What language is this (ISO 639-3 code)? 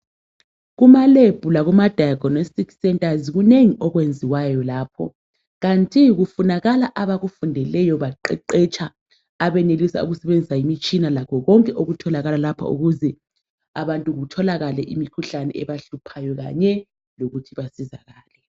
nde